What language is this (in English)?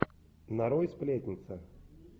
Russian